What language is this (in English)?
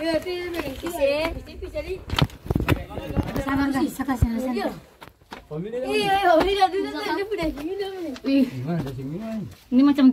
Indonesian